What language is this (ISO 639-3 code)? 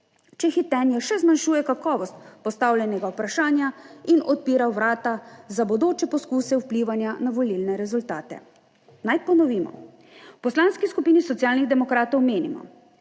slv